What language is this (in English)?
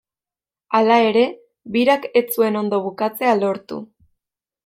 Basque